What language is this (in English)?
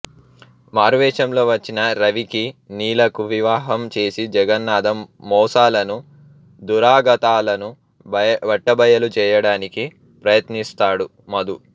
Telugu